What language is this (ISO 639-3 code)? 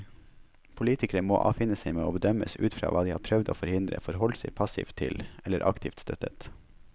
nor